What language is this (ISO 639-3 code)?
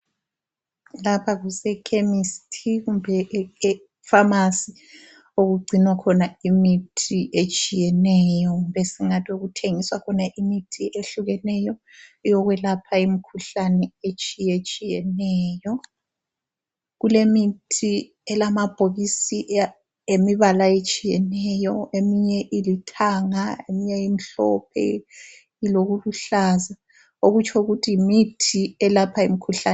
nde